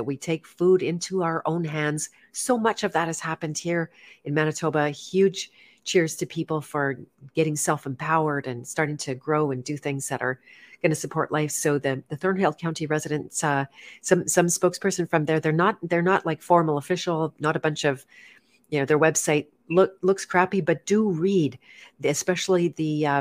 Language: English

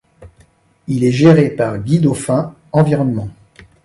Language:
French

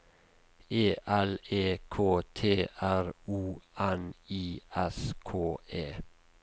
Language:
Norwegian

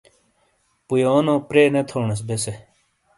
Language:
Shina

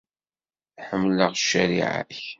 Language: Kabyle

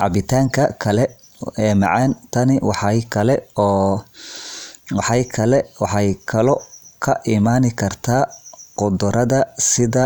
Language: Somali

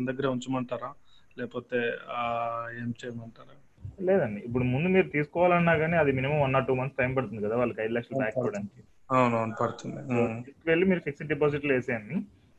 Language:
Telugu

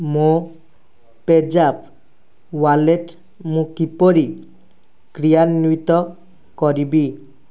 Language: Odia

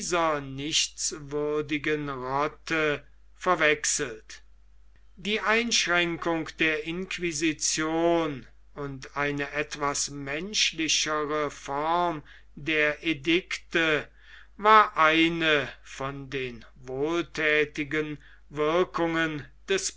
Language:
German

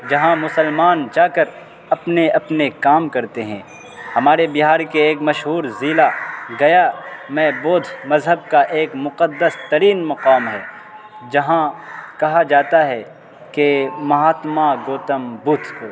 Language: Urdu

